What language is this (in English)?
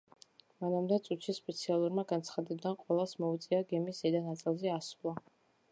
Georgian